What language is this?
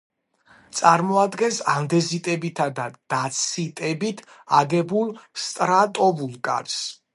Georgian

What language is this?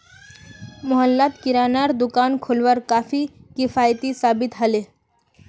Magahi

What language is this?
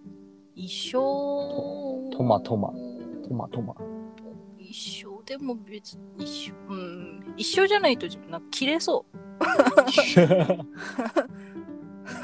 Japanese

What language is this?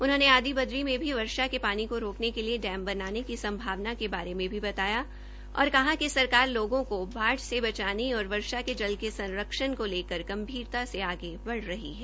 Hindi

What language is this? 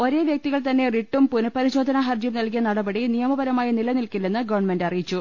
Malayalam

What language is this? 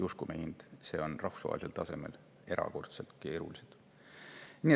Estonian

